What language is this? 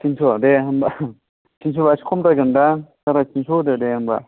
Bodo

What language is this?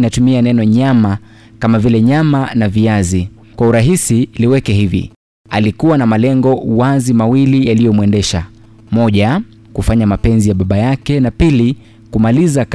Swahili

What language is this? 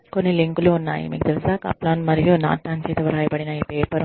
Telugu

